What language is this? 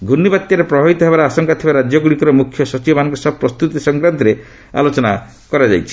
Odia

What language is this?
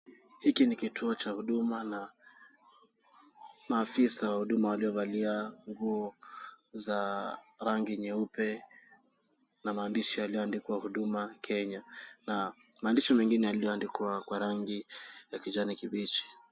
Swahili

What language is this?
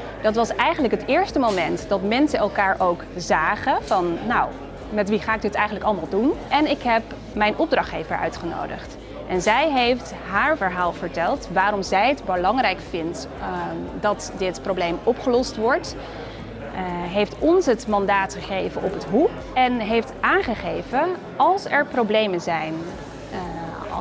Dutch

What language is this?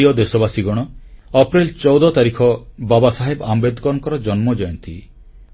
Odia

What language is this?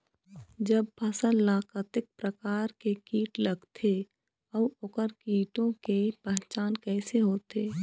Chhattisgarhi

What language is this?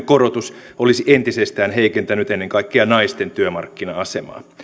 Finnish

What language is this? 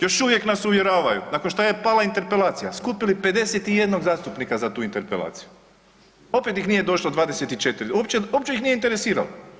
Croatian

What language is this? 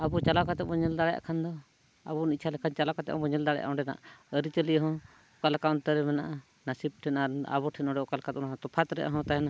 Santali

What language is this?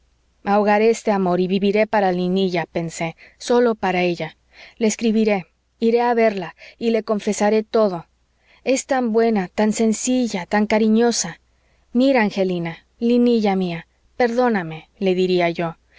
Spanish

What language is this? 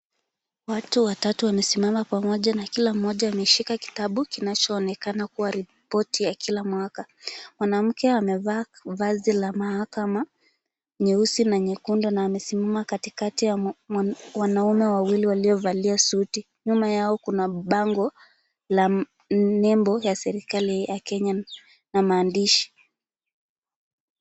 Swahili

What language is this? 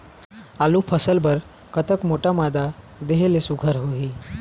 Chhattisgarhi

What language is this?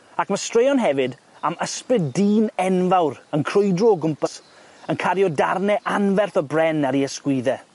Welsh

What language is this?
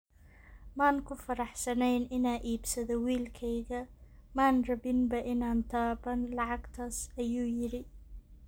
Somali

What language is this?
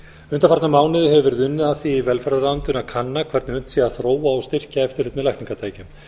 Icelandic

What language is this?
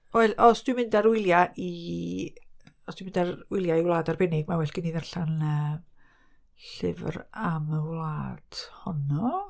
Welsh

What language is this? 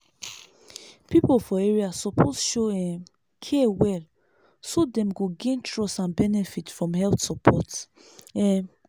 Nigerian Pidgin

